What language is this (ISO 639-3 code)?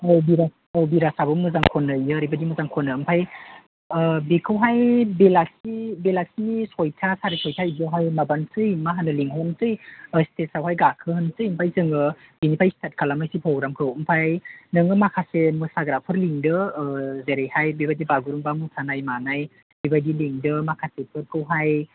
brx